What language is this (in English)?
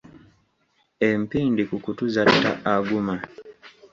Ganda